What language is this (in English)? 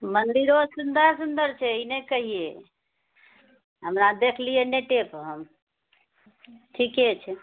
Maithili